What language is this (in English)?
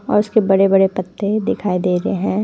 Hindi